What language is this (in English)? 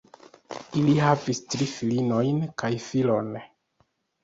Esperanto